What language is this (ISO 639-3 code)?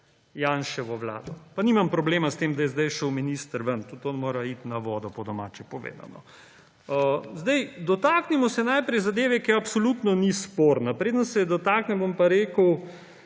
slv